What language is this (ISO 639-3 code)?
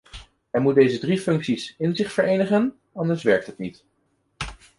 nld